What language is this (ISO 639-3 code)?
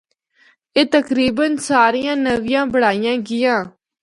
hno